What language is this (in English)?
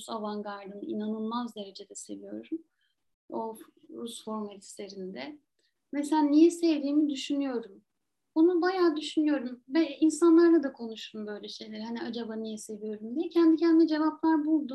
Turkish